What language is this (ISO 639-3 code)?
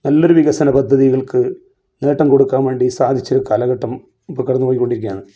mal